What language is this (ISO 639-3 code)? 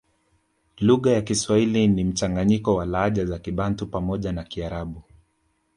swa